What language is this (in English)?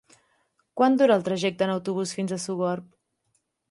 Catalan